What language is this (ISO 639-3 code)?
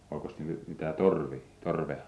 fin